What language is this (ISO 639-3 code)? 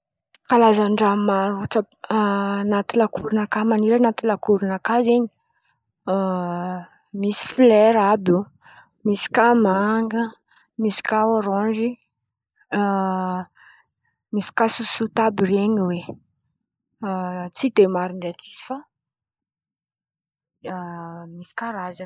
xmv